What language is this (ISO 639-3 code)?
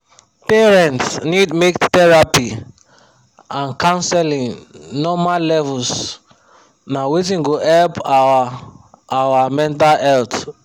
pcm